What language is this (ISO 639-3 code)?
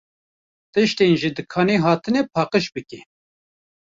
kur